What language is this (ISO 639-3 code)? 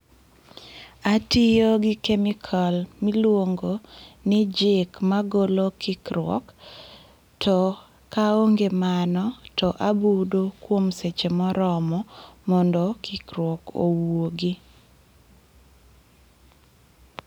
luo